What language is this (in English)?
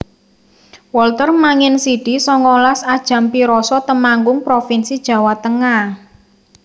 Javanese